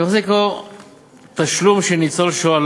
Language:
Hebrew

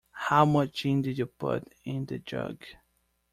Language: English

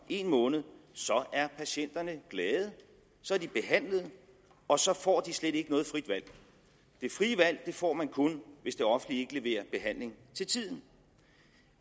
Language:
Danish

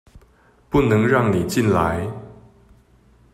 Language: Chinese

